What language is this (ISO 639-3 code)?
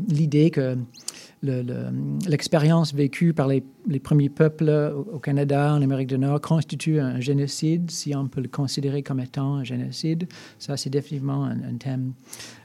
fra